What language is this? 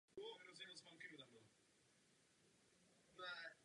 Czech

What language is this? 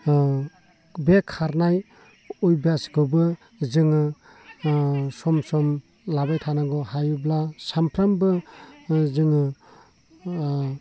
Bodo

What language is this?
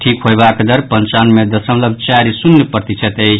Maithili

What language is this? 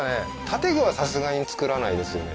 Japanese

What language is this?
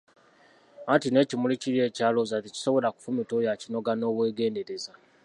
Ganda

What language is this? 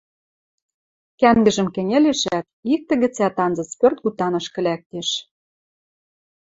Western Mari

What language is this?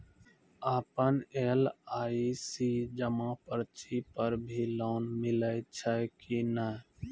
Maithili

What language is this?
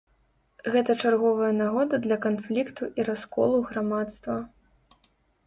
Belarusian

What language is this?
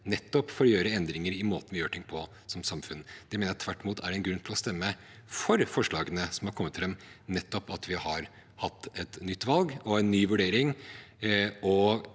Norwegian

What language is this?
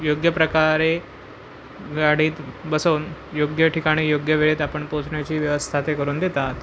Marathi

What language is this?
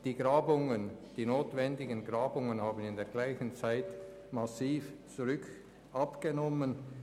Swiss German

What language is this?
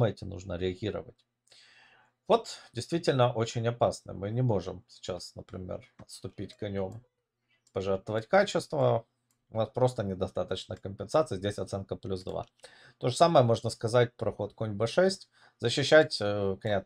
Russian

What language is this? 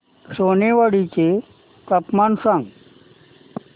Marathi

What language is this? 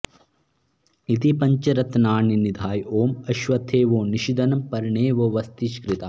Sanskrit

